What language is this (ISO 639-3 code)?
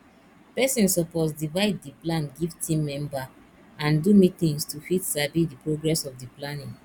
pcm